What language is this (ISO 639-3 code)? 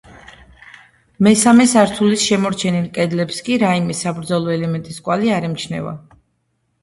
kat